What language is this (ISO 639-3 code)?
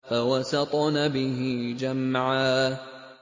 ara